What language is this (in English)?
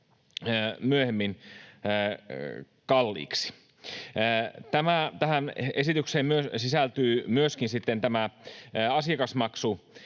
Finnish